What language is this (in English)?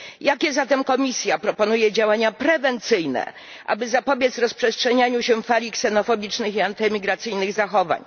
Polish